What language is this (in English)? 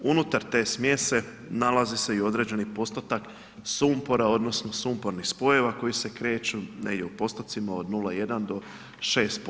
Croatian